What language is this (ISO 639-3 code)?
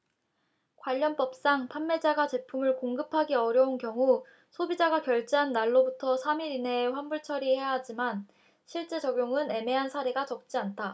kor